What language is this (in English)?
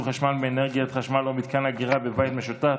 Hebrew